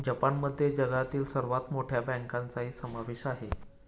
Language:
Marathi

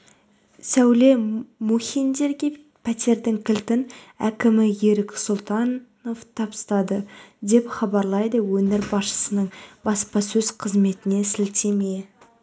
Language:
Kazakh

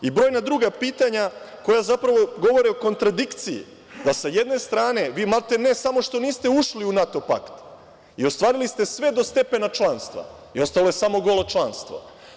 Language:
Serbian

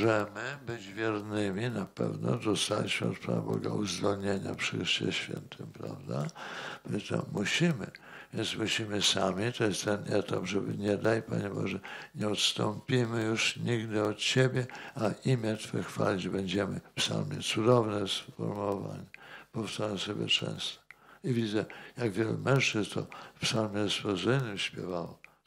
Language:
Polish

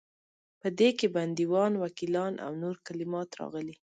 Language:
Pashto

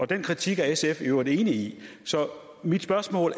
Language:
Danish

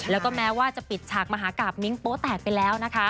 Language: Thai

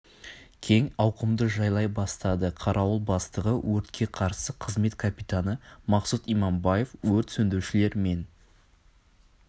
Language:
Kazakh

